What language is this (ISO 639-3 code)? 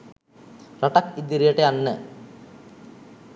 sin